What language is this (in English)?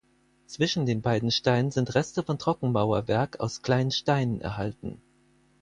German